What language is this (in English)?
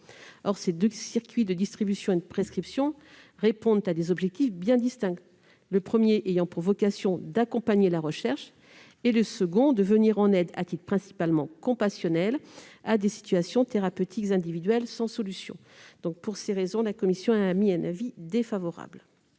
French